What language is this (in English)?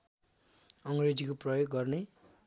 Nepali